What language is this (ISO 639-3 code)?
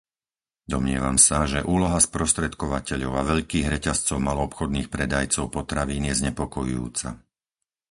slk